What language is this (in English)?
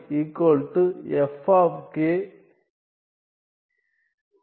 Tamil